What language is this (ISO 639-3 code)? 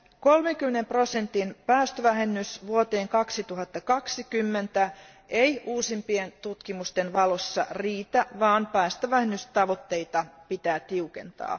fin